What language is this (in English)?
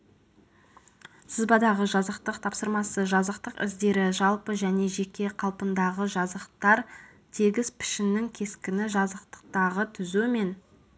Kazakh